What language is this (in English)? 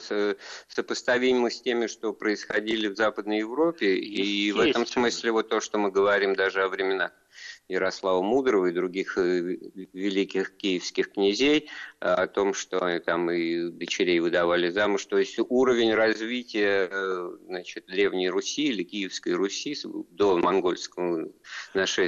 Russian